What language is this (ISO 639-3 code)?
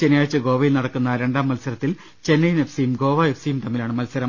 mal